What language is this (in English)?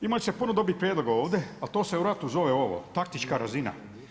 Croatian